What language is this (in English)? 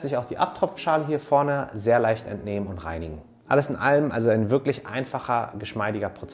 German